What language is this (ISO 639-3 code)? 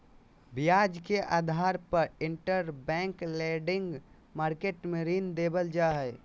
mag